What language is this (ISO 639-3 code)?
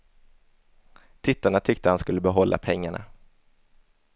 swe